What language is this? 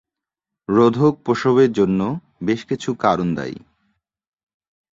Bangla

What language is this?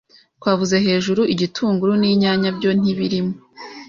Kinyarwanda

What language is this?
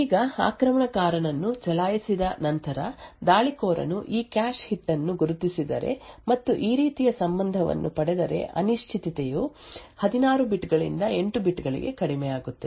Kannada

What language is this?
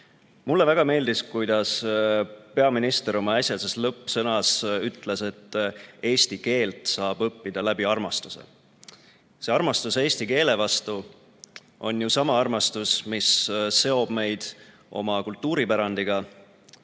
Estonian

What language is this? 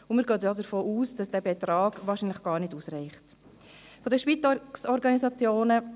Swiss German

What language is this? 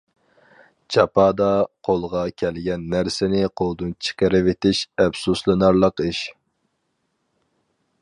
Uyghur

